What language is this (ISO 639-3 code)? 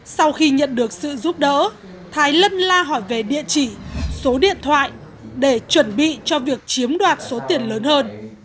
vie